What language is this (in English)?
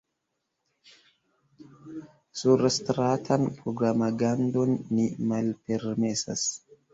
Esperanto